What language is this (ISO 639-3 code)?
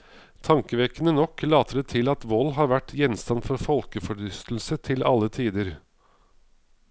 nor